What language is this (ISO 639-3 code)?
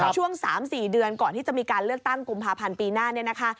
tha